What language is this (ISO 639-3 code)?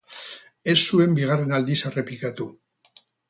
eus